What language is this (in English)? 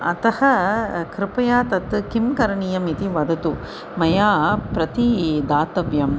Sanskrit